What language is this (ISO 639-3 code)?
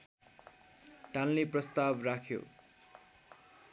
nep